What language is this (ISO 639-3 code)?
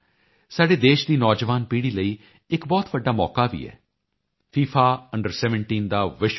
pan